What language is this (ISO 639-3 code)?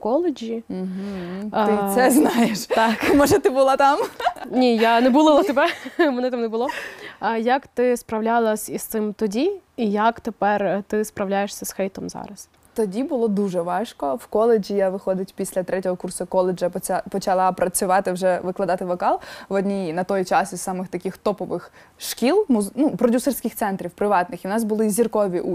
ukr